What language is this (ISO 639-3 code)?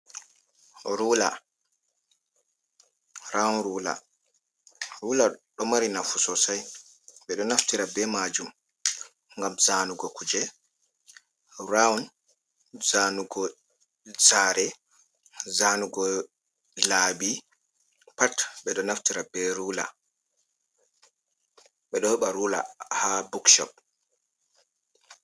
ful